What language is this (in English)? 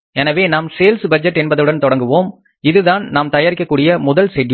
Tamil